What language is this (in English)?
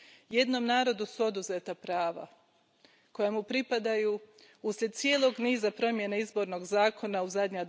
Croatian